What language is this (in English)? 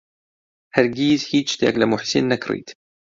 Central Kurdish